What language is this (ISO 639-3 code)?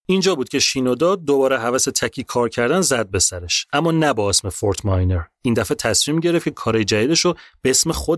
fas